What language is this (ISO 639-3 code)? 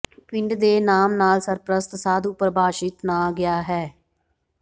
pan